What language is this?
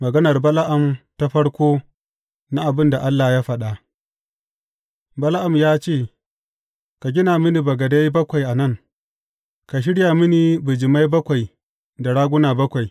Hausa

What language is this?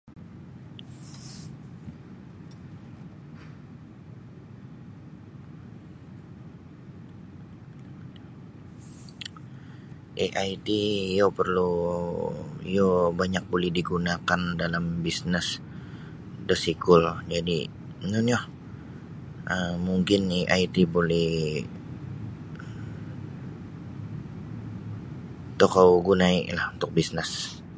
Sabah Bisaya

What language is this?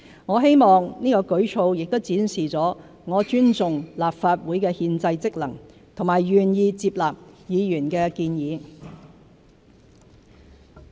Cantonese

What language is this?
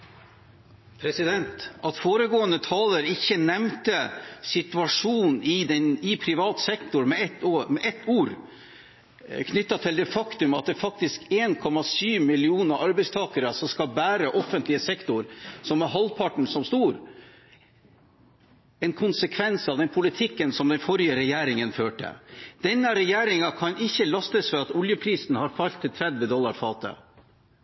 Norwegian Bokmål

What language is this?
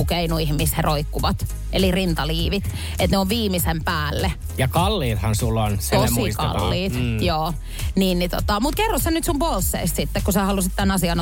Finnish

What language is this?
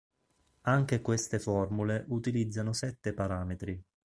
Italian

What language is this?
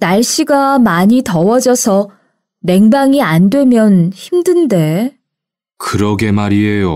Korean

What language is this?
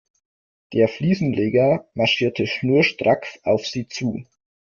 German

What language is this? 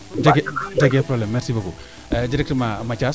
Serer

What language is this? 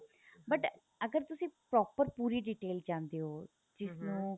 Punjabi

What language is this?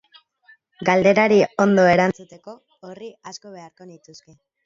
Basque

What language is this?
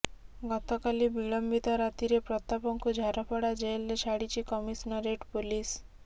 Odia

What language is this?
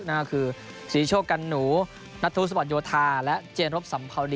Thai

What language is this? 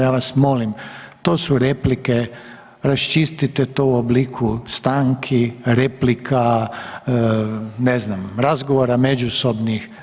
Croatian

